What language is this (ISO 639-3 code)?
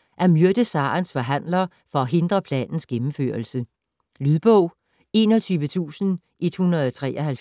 dan